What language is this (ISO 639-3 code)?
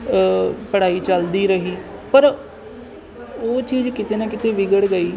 pan